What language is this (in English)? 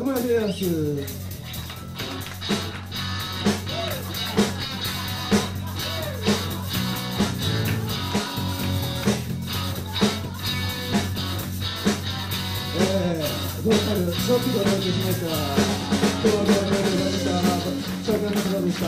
Greek